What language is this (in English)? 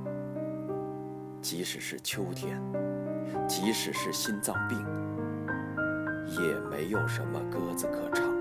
Chinese